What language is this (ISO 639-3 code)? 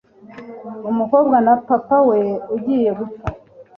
kin